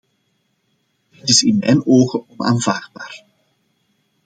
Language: Dutch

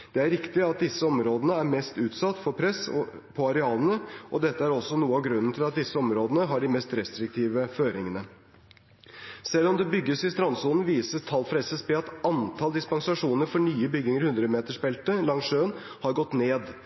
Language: Norwegian Bokmål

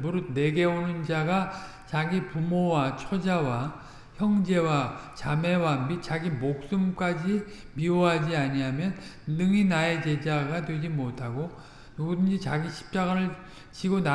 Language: Korean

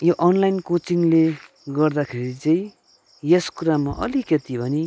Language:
Nepali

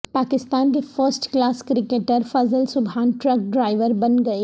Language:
Urdu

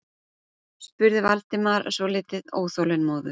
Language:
Icelandic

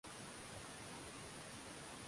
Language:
Swahili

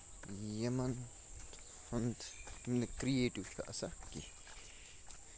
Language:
Kashmiri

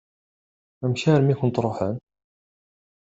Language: Kabyle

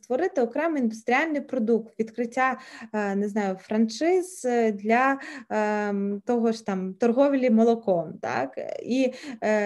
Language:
Ukrainian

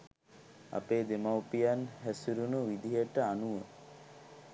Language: Sinhala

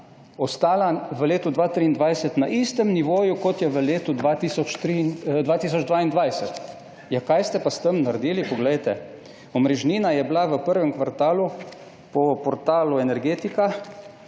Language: Slovenian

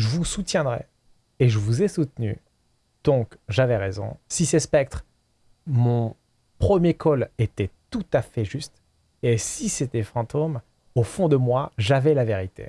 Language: French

